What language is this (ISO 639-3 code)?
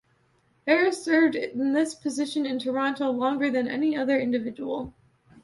eng